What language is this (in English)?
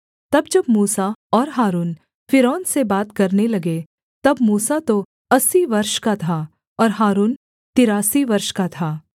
Hindi